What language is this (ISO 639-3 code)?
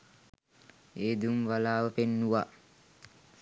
sin